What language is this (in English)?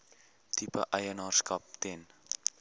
Afrikaans